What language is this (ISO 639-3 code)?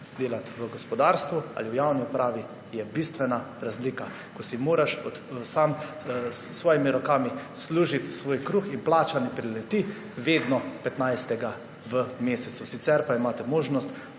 slv